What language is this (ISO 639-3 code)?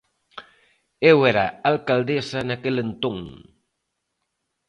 glg